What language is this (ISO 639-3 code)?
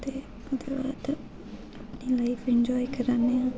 doi